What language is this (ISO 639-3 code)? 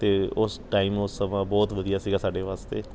pan